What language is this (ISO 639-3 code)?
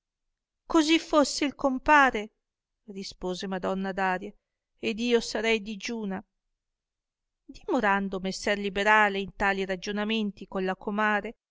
ita